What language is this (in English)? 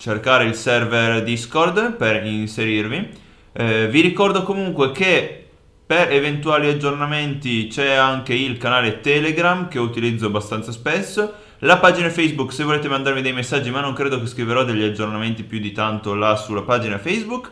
Italian